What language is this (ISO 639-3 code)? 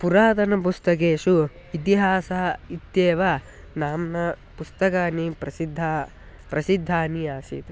san